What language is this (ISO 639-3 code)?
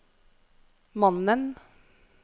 nor